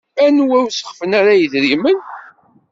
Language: Kabyle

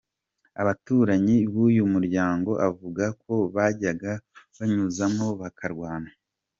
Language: Kinyarwanda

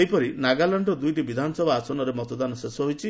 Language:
Odia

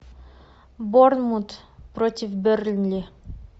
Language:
Russian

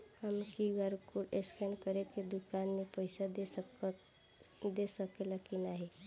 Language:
Bhojpuri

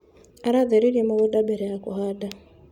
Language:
Kikuyu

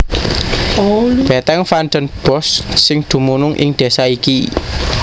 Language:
Javanese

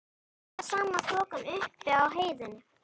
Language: Icelandic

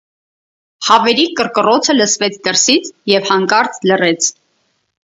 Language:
Armenian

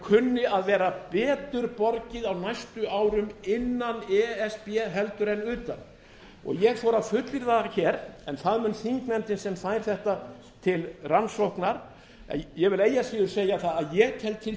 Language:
Icelandic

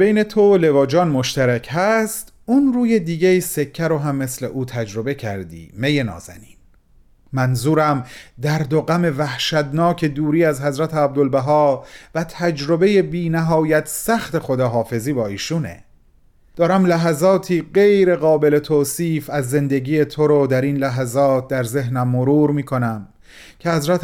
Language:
Persian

